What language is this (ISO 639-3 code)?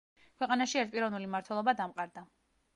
kat